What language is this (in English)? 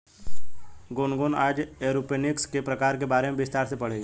Hindi